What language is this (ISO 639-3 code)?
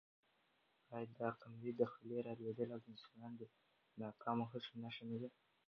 pus